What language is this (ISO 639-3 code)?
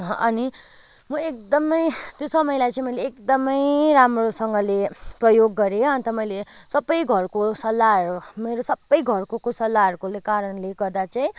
nep